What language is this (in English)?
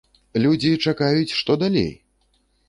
Belarusian